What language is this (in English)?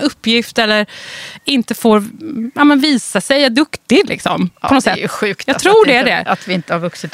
Swedish